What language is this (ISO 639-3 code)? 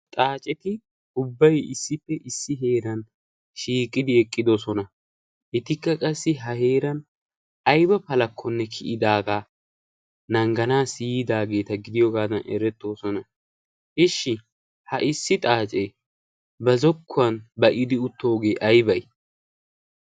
wal